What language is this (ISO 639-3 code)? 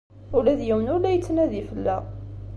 kab